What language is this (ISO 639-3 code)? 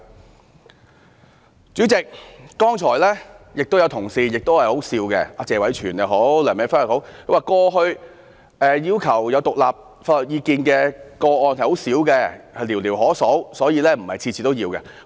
yue